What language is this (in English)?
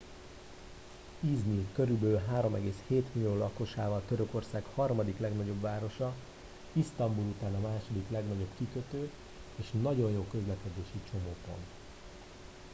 Hungarian